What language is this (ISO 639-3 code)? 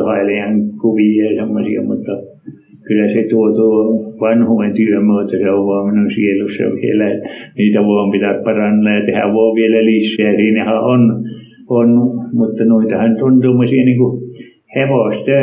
fin